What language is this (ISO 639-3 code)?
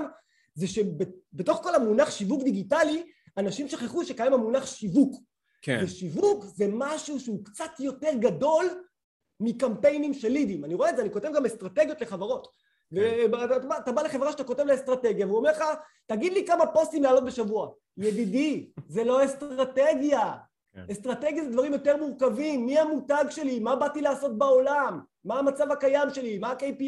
heb